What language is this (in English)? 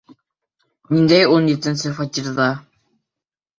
Bashkir